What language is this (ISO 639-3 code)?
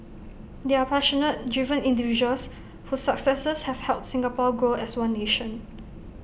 eng